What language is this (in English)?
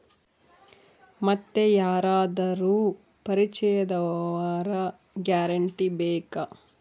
Kannada